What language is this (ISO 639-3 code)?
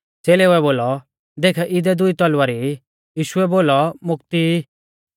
bfz